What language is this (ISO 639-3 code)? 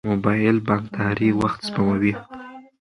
pus